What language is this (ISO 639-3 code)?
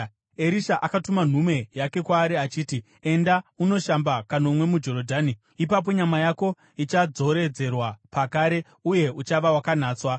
sna